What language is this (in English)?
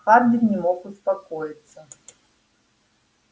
Russian